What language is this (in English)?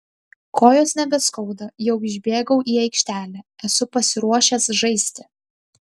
Lithuanian